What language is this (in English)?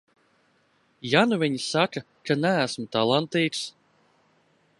Latvian